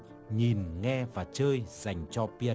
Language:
Vietnamese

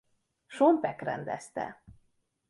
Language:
Hungarian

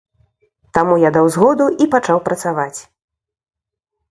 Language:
Belarusian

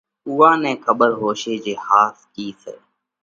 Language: Parkari Koli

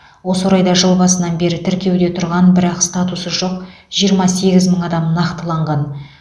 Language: Kazakh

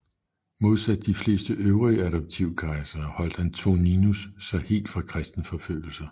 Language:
Danish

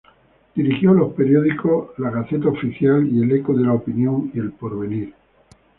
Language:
Spanish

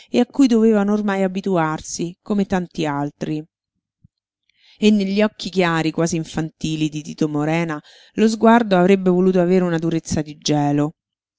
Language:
Italian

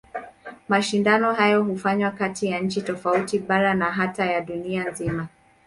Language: Swahili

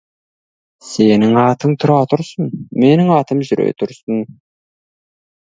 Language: Kazakh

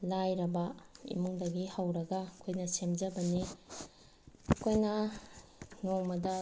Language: Manipuri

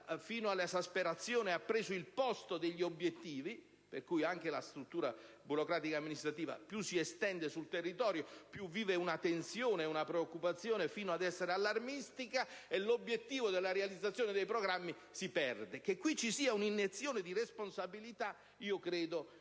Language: Italian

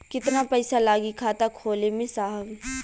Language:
Bhojpuri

